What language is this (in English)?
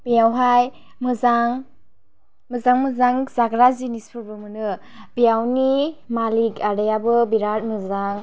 Bodo